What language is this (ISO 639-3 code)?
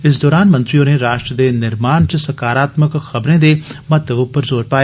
doi